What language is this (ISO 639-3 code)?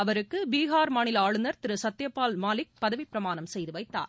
tam